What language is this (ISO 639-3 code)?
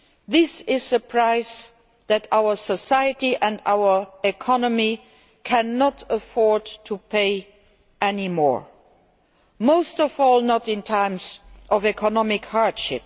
eng